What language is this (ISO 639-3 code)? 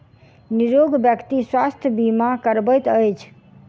mai